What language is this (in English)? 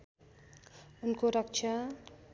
Nepali